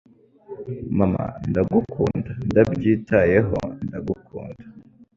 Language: Kinyarwanda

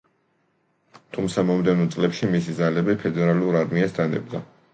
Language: Georgian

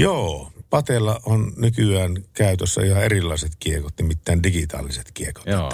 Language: Finnish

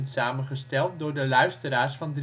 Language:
Dutch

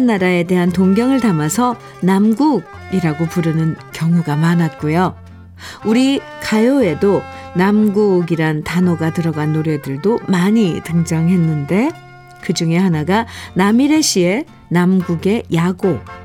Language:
Korean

